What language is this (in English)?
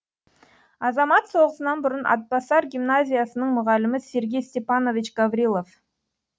Kazakh